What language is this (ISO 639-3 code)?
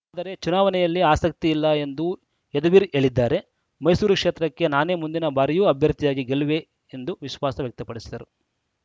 kan